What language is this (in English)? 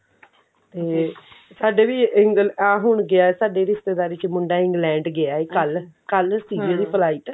Punjabi